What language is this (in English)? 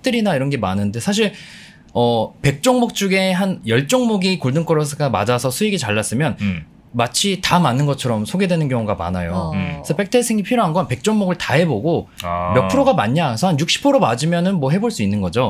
Korean